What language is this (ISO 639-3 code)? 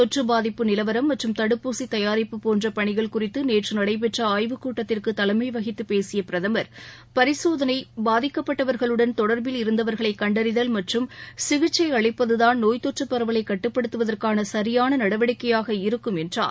tam